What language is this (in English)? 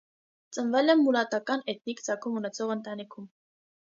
Armenian